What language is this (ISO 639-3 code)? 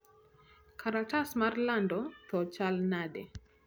luo